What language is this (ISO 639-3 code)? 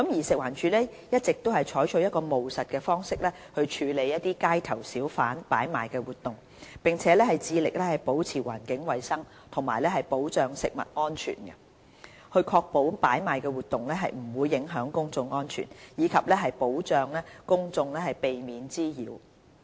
yue